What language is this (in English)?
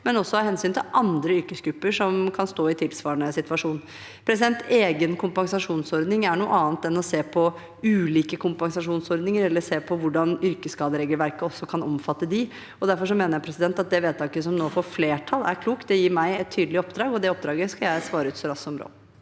Norwegian